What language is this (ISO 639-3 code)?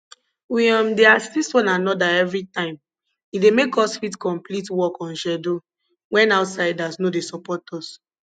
pcm